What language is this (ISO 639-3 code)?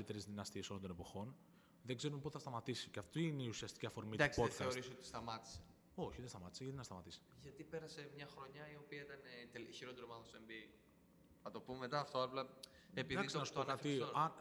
ell